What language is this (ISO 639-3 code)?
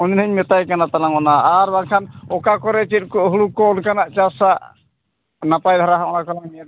sat